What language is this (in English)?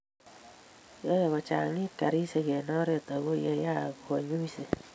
Kalenjin